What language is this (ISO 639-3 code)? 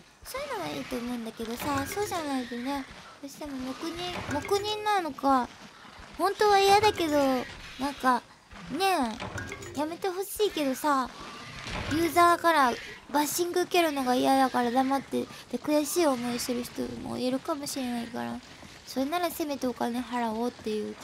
jpn